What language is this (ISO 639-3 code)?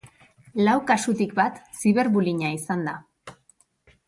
eus